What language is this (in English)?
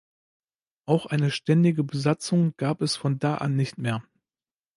German